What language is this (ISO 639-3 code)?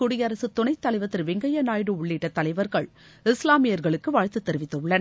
tam